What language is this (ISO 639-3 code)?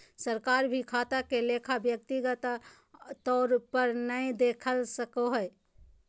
mag